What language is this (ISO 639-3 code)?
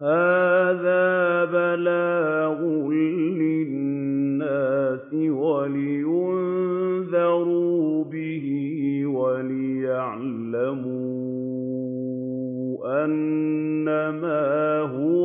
ara